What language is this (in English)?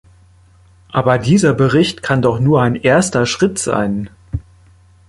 German